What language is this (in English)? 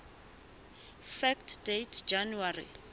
Southern Sotho